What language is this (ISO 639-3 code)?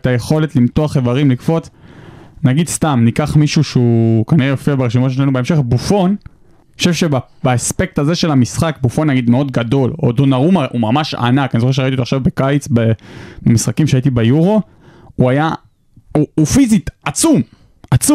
heb